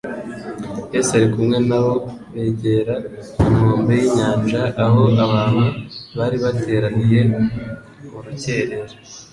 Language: Kinyarwanda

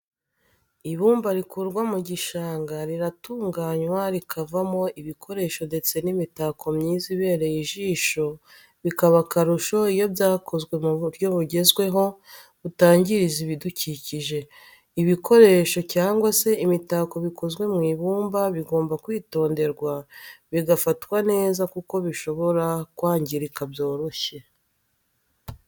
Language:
Kinyarwanda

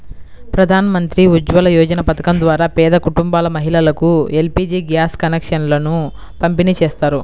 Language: Telugu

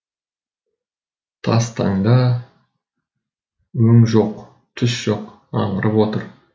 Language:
Kazakh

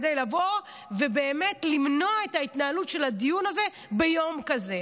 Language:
Hebrew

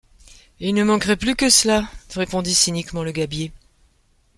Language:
French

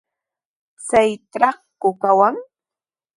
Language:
Sihuas Ancash Quechua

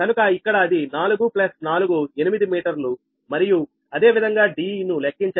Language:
Telugu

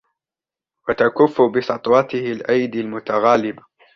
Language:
Arabic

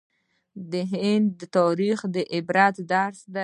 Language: Pashto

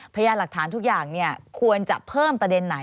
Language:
Thai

